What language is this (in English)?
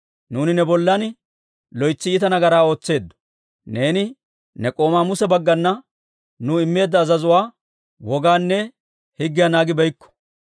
Dawro